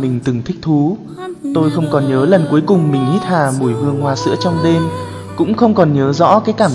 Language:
Vietnamese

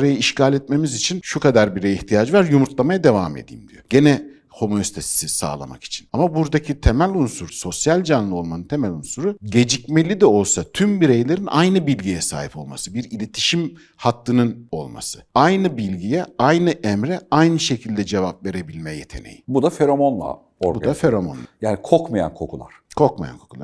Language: Turkish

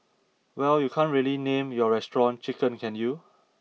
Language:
English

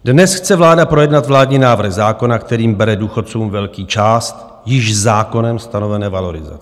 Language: Czech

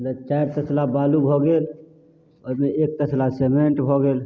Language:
Maithili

